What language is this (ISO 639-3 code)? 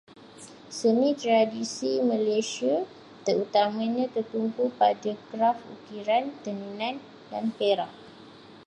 msa